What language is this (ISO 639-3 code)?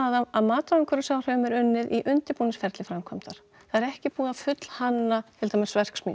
isl